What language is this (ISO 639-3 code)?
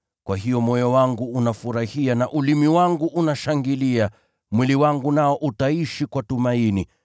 swa